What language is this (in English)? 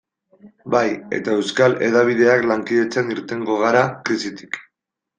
Basque